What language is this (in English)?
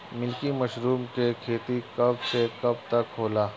Bhojpuri